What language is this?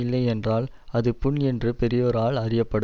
Tamil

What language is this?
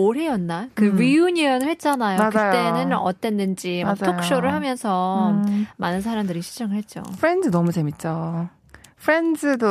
Korean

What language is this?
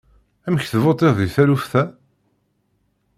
Kabyle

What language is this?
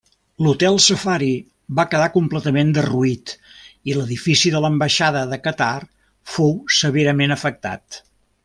Catalan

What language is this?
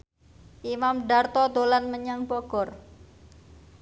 Javanese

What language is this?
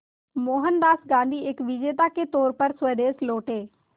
Hindi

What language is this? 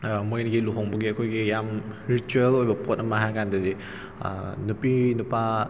Manipuri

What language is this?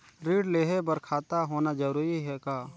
Chhattisgarhi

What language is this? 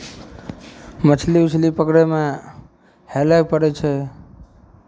Maithili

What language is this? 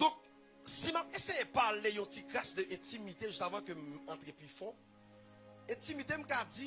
French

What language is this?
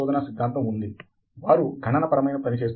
Telugu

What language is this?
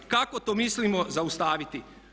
Croatian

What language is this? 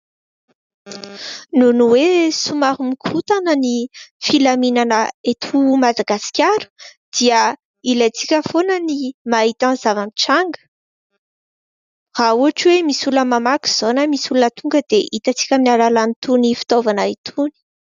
Malagasy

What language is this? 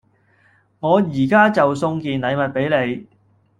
Cantonese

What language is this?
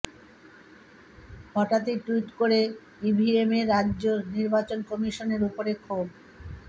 Bangla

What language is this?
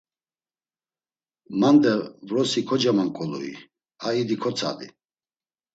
Laz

